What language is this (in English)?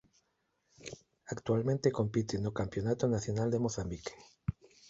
Galician